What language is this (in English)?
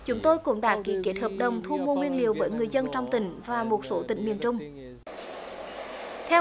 Vietnamese